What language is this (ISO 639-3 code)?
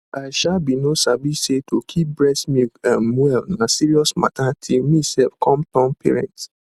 pcm